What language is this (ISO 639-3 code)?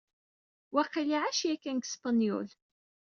kab